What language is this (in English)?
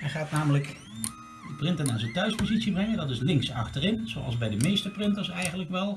Dutch